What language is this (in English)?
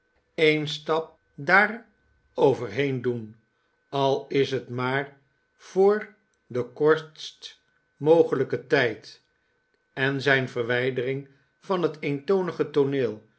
Dutch